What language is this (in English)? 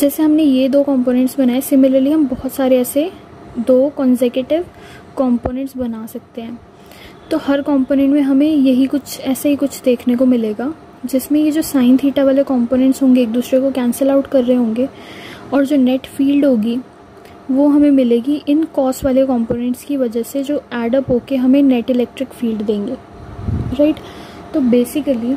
Hindi